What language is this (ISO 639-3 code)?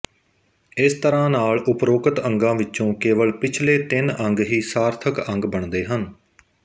pan